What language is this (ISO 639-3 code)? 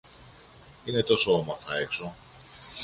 ell